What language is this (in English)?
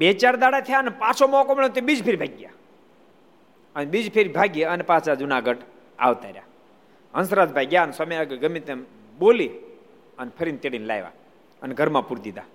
Gujarati